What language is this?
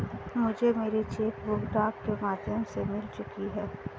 Hindi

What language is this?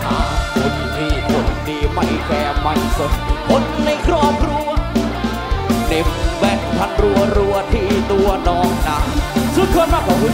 Thai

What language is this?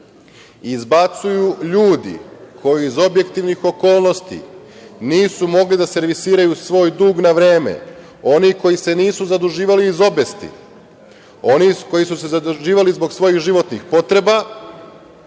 Serbian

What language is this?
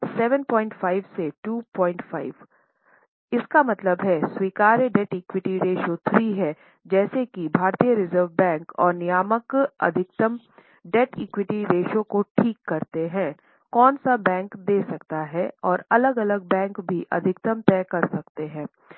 Hindi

